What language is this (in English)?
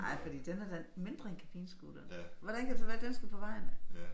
Danish